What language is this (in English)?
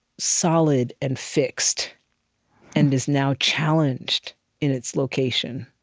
English